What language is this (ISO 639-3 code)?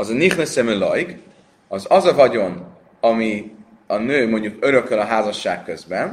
hun